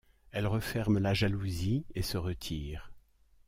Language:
French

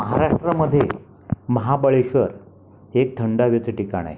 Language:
Marathi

